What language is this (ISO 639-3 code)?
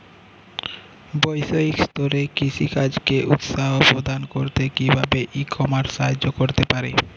ben